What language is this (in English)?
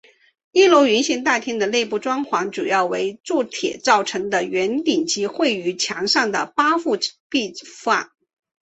Chinese